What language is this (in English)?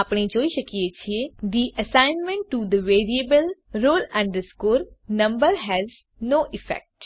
Gujarati